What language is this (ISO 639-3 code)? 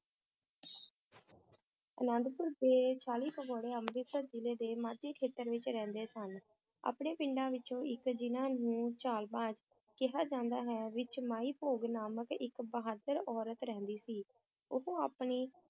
pan